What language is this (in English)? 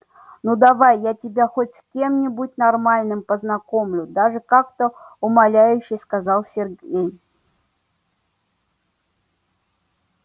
Russian